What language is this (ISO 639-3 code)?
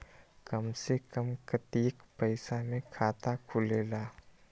mag